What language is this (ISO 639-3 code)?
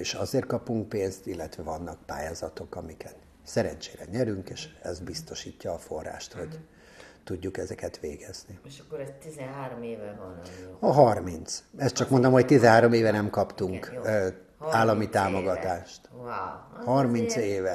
hun